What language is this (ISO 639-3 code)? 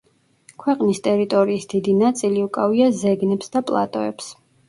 kat